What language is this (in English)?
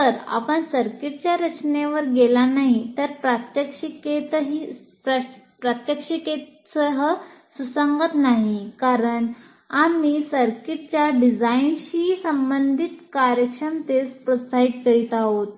Marathi